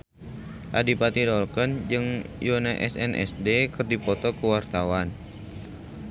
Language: Sundanese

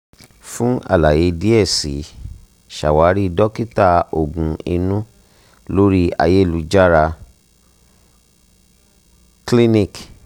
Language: Yoruba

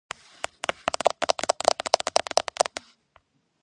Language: Georgian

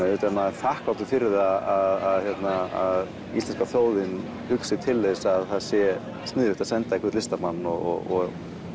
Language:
Icelandic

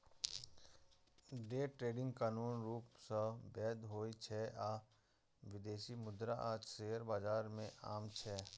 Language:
Maithili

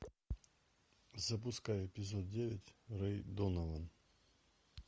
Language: Russian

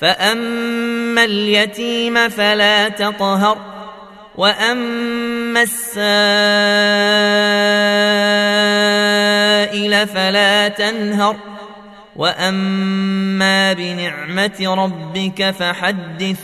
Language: Arabic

